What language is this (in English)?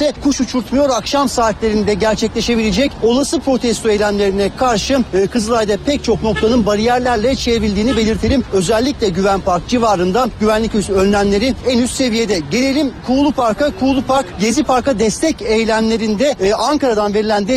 Turkish